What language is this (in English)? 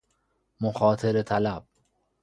Persian